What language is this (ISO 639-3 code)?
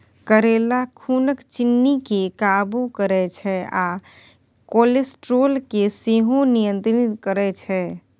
mai